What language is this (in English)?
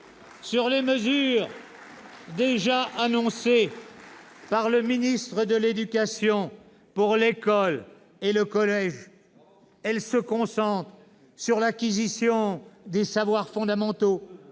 French